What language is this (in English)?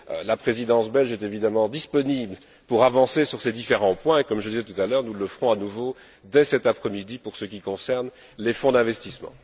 French